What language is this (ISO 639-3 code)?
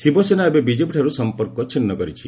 ori